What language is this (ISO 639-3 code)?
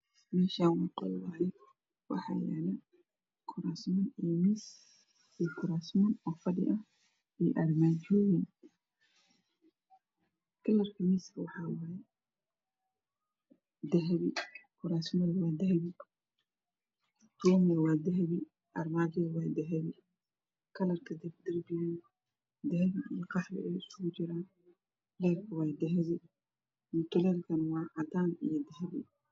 som